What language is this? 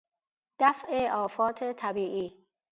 Persian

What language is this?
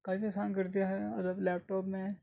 Urdu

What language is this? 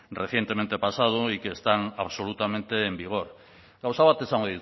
Spanish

